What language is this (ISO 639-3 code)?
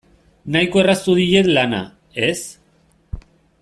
eus